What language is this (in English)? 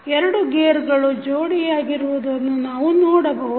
Kannada